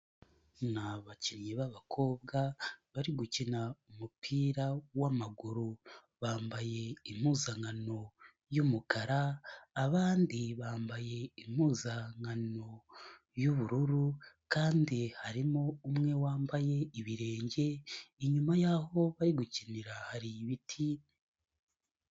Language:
Kinyarwanda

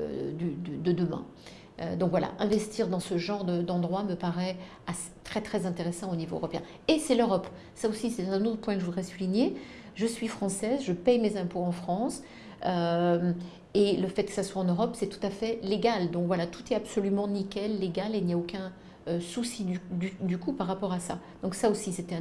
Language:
French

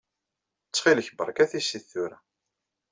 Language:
Kabyle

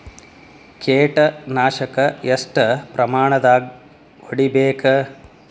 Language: Kannada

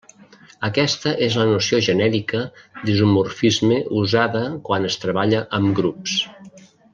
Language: Catalan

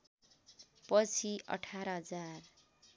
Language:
Nepali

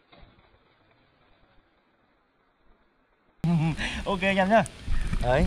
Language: Vietnamese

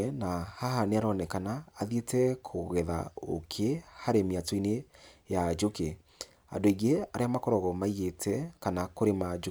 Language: Kikuyu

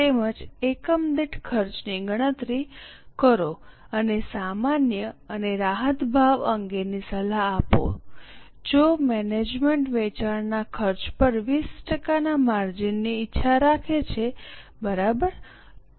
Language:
Gujarati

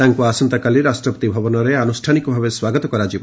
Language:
Odia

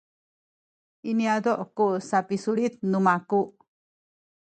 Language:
Sakizaya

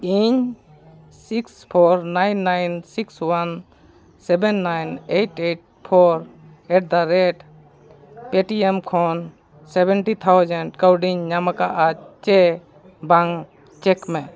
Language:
Santali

